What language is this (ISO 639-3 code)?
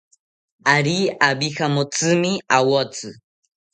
cpy